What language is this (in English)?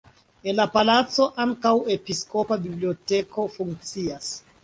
Esperanto